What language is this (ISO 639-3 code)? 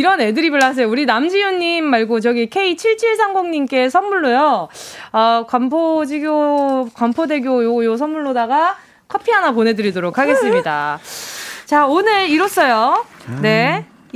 kor